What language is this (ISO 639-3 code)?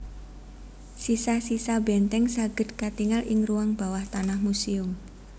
jav